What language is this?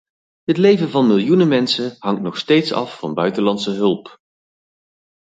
Dutch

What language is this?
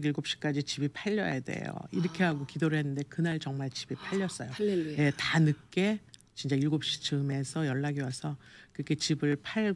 Korean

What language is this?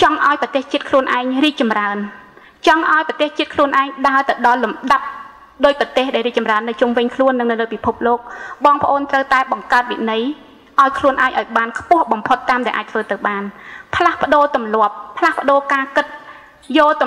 Thai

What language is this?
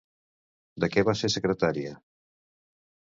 Catalan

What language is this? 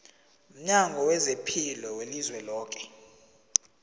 South Ndebele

